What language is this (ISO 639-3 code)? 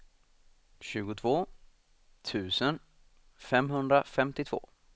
swe